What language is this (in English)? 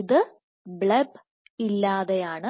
Malayalam